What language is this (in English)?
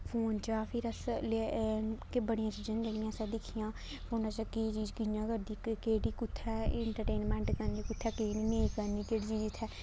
Dogri